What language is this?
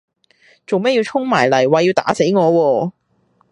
Cantonese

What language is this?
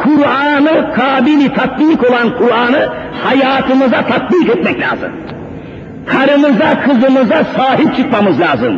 Turkish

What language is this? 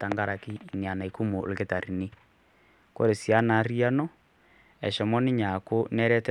Masai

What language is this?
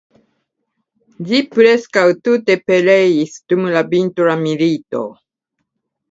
Esperanto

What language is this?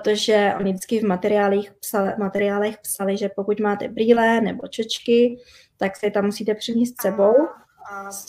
Czech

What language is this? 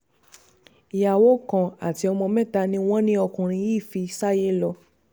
Yoruba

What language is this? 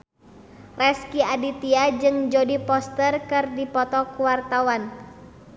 Sundanese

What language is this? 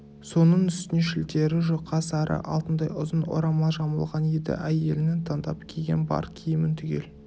Kazakh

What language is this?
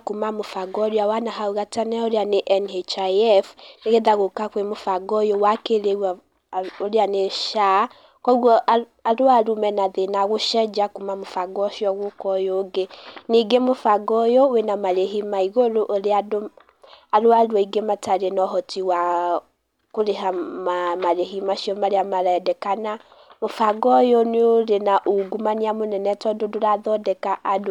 Kikuyu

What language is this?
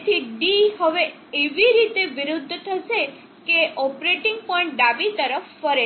Gujarati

